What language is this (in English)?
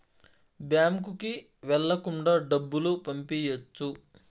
Telugu